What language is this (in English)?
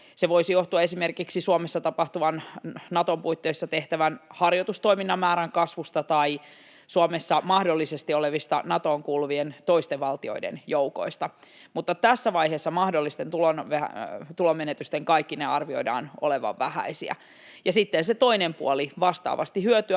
Finnish